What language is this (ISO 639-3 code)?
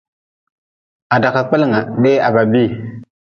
nmz